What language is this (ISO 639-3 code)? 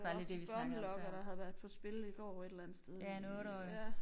dan